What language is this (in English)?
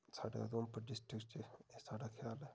Dogri